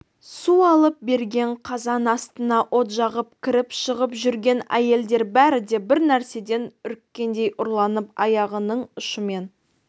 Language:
Kazakh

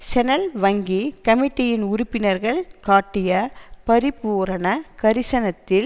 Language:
Tamil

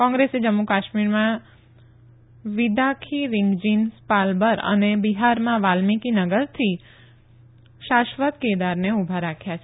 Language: Gujarati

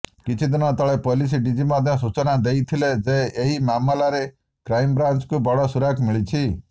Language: Odia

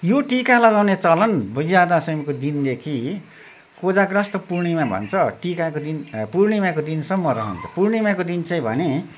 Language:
Nepali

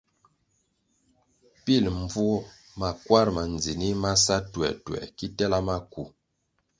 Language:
Kwasio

